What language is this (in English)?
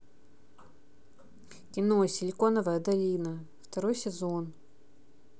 Russian